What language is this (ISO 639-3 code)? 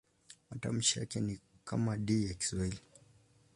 swa